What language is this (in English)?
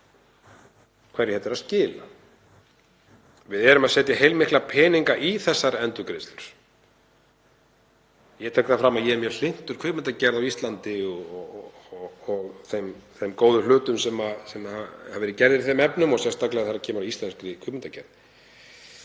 Icelandic